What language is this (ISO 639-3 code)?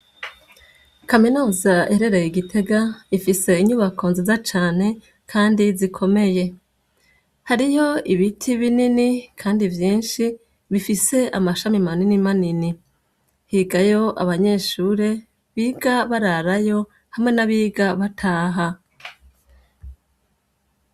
run